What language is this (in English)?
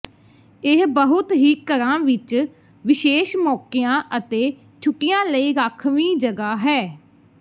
Punjabi